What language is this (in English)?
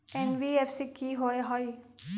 Magahi